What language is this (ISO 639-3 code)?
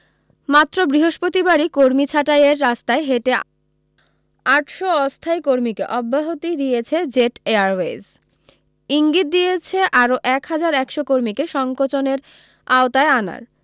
ben